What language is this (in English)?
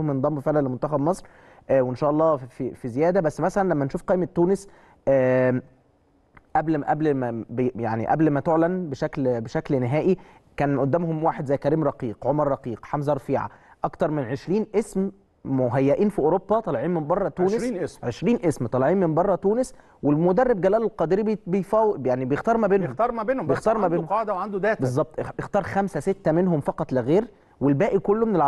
Arabic